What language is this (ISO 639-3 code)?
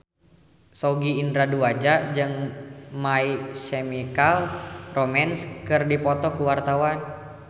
sun